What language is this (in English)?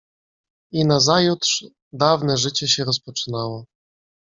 Polish